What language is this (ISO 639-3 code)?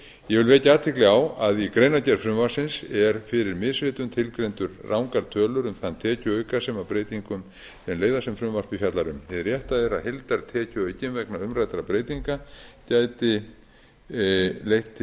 isl